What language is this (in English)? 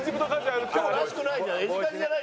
Japanese